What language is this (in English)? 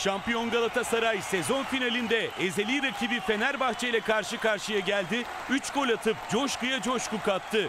Turkish